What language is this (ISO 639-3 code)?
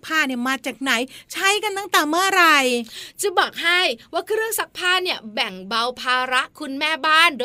tha